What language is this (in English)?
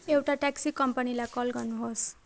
Nepali